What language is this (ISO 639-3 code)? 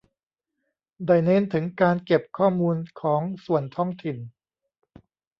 tha